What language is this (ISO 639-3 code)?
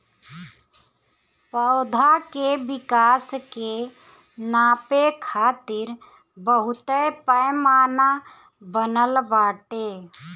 bho